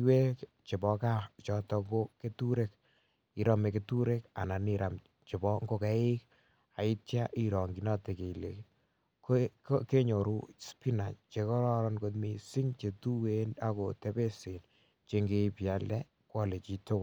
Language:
Kalenjin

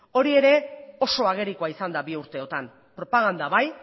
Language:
Basque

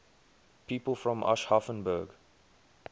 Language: English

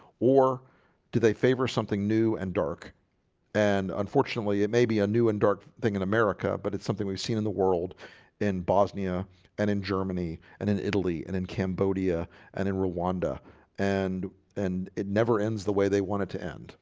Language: English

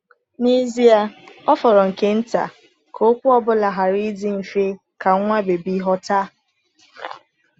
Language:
Igbo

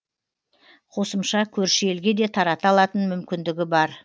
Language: Kazakh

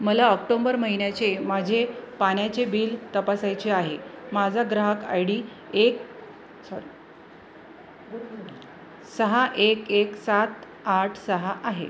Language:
Marathi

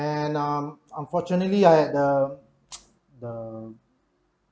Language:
English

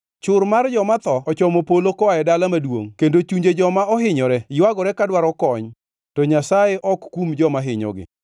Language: Luo (Kenya and Tanzania)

